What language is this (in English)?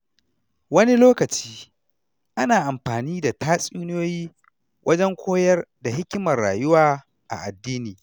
Hausa